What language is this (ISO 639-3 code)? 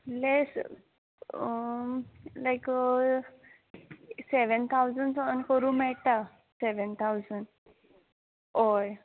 kok